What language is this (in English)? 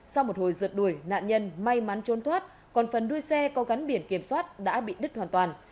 Vietnamese